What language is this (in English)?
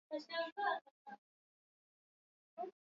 Swahili